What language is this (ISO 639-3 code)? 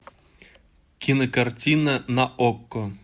rus